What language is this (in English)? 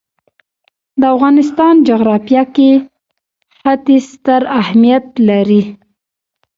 Pashto